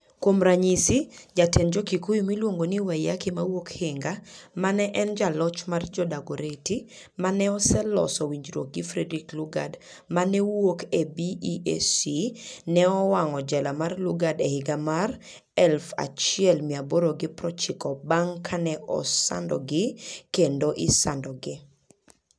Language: Luo (Kenya and Tanzania)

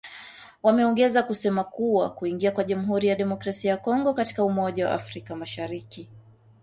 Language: Swahili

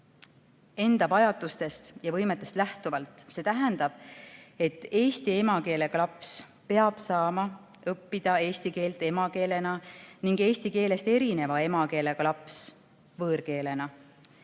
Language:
Estonian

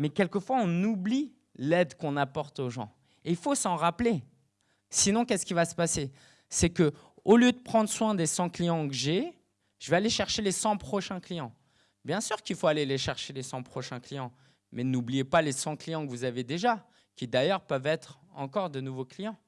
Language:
French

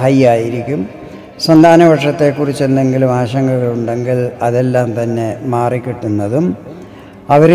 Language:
Malayalam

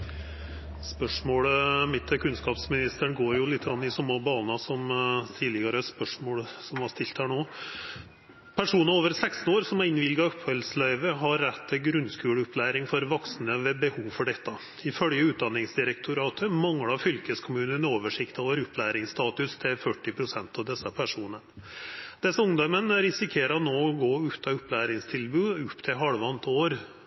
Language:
Norwegian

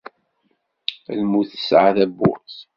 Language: Kabyle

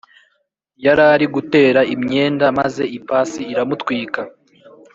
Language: Kinyarwanda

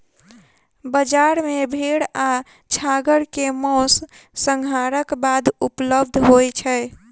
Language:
Maithili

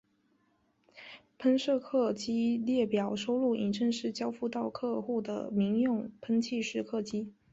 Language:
Chinese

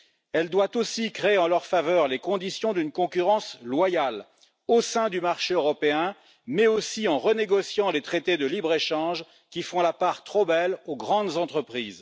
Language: French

